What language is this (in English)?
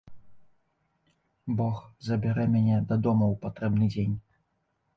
Belarusian